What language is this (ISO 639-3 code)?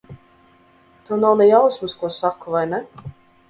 lav